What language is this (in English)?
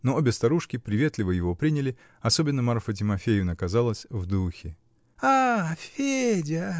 Russian